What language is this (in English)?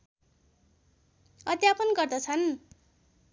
Nepali